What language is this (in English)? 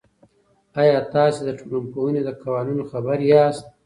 Pashto